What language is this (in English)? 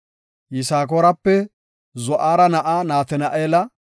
Gofa